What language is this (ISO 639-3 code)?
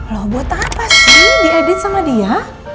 ind